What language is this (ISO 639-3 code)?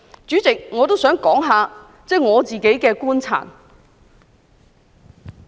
yue